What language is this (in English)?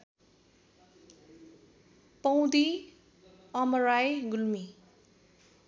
Nepali